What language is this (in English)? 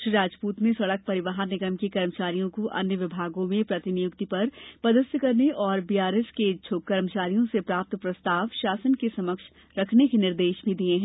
Hindi